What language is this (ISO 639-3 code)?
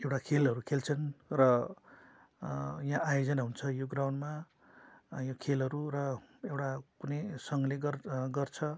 nep